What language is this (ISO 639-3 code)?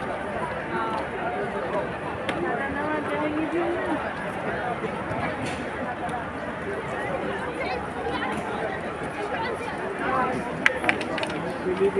ind